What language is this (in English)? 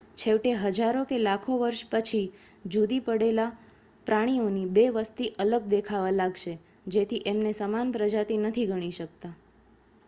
Gujarati